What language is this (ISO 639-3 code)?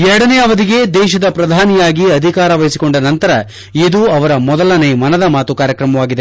kan